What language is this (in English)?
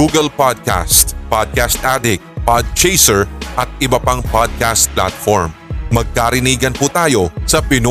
Filipino